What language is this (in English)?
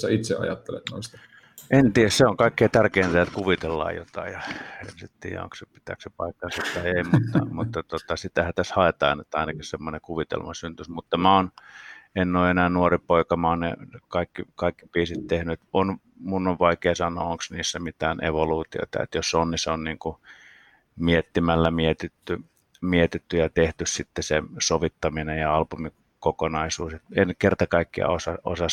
Finnish